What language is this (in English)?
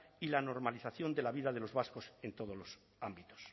Spanish